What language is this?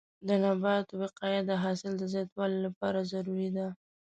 Pashto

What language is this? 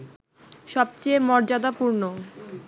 Bangla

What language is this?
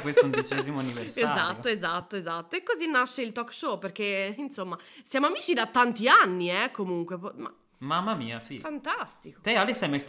Italian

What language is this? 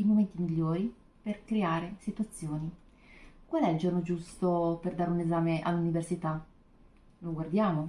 Italian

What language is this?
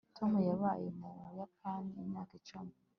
Kinyarwanda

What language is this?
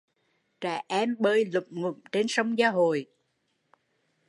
Vietnamese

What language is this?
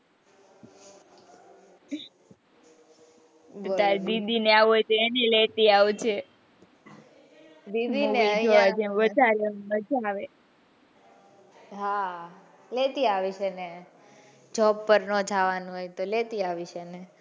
Gujarati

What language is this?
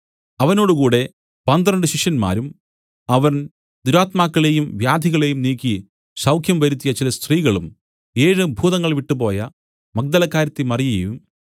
Malayalam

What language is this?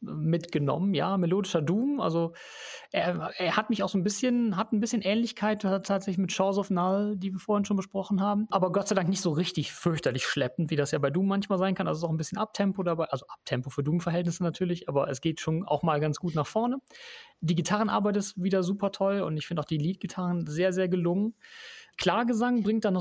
German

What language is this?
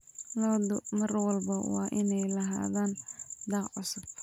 Somali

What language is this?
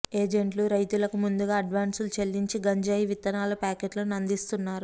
Telugu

